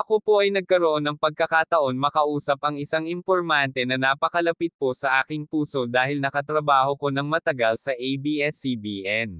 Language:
Filipino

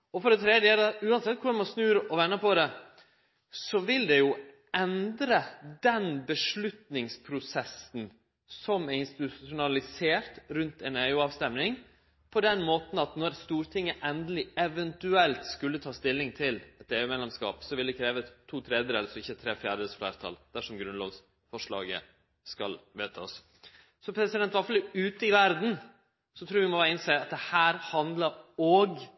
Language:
Norwegian Nynorsk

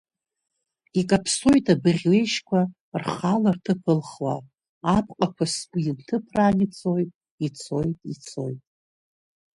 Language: Abkhazian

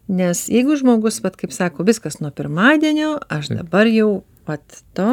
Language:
Lithuanian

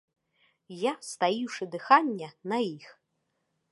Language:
Belarusian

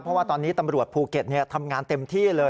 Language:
Thai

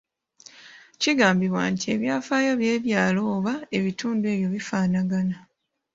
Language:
Ganda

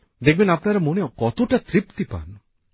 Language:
Bangla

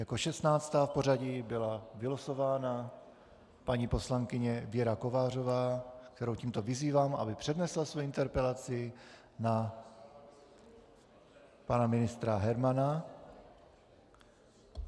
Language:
Czech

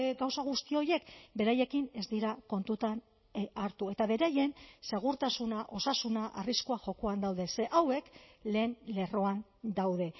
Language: Basque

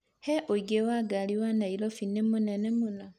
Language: Kikuyu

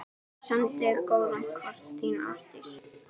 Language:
Icelandic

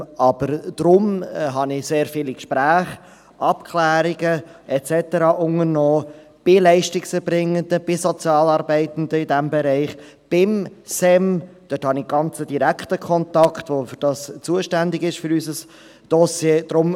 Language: Swiss German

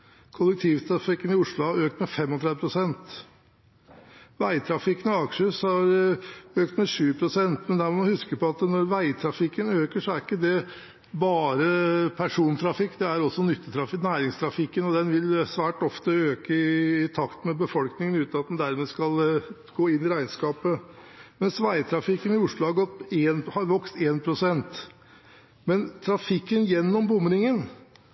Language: Norwegian Bokmål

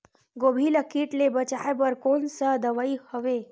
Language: Chhattisgarhi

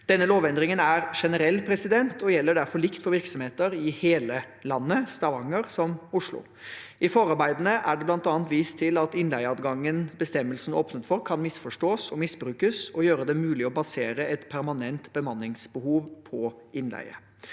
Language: Norwegian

